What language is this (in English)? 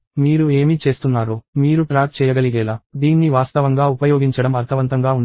Telugu